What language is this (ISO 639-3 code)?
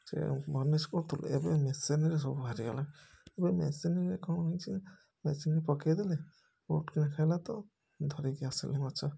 ori